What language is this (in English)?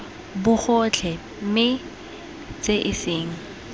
Tswana